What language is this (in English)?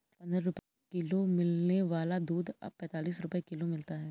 Hindi